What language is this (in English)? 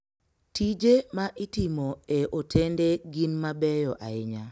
Luo (Kenya and Tanzania)